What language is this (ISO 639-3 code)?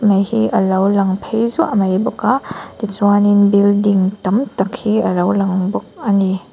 lus